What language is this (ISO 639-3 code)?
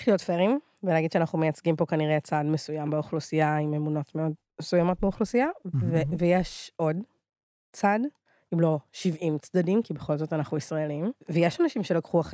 heb